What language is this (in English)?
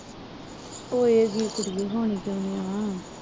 Punjabi